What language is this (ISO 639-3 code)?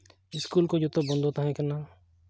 sat